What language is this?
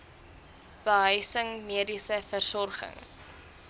Afrikaans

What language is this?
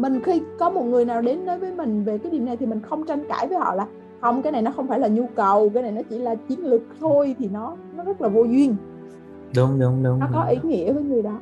Vietnamese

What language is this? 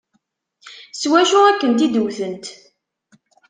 Kabyle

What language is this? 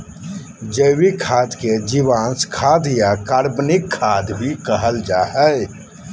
Magahi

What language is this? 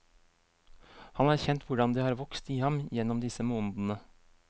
Norwegian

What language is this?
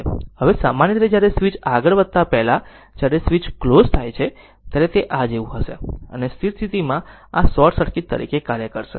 Gujarati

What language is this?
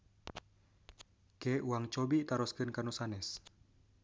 Sundanese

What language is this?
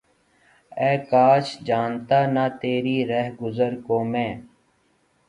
Urdu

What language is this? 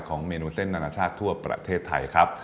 Thai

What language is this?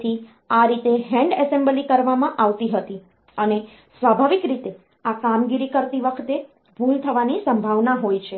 Gujarati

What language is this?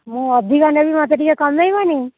Odia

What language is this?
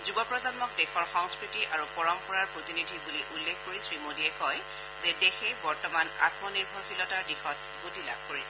Assamese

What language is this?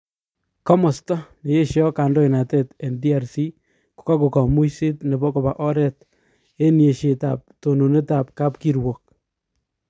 Kalenjin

